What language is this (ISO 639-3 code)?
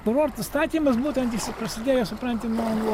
lit